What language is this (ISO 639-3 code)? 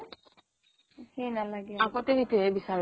asm